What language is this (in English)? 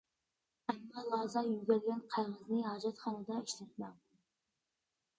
Uyghur